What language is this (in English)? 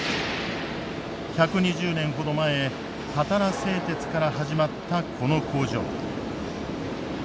Japanese